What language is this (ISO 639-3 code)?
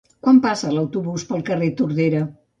cat